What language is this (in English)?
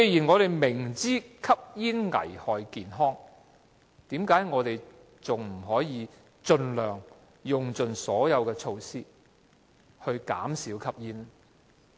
Cantonese